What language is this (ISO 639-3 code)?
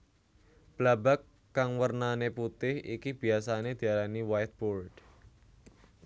jav